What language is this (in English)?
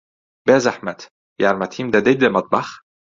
Central Kurdish